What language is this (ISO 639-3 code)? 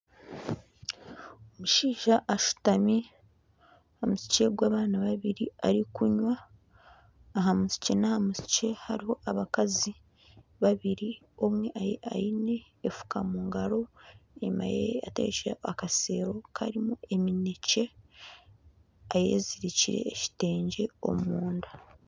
nyn